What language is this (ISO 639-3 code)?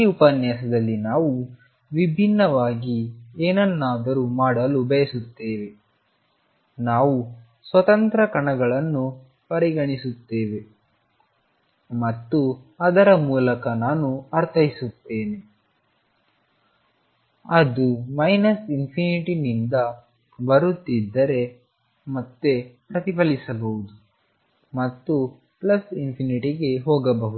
kan